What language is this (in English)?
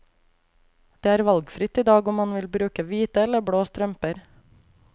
Norwegian